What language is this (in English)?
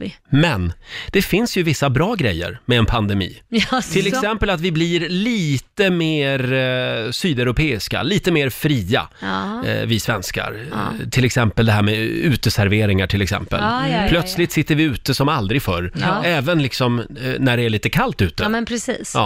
Swedish